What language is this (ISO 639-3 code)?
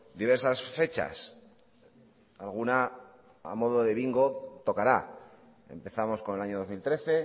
spa